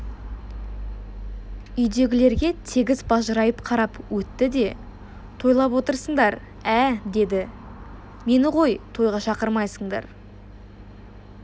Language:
Kazakh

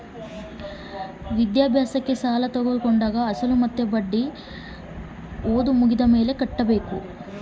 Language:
Kannada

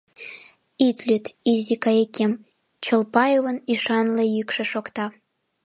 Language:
Mari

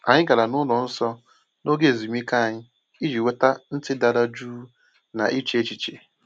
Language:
Igbo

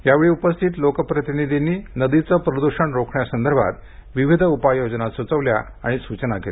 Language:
Marathi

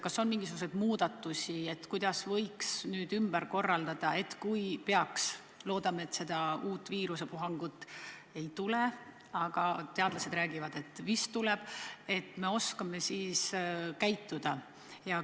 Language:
Estonian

